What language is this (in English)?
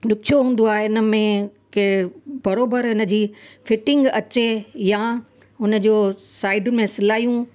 Sindhi